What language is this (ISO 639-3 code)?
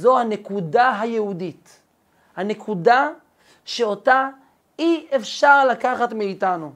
heb